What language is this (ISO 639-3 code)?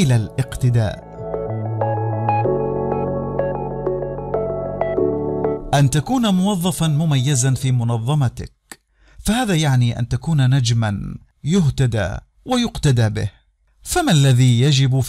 ara